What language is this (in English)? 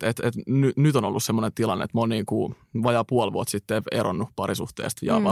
Finnish